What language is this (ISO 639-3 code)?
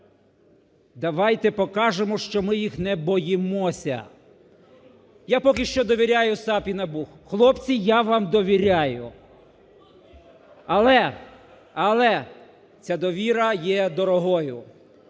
ukr